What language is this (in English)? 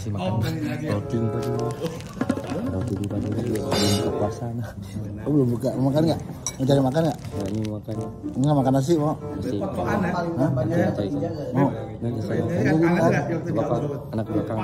Indonesian